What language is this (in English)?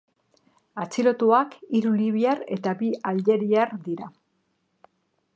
Basque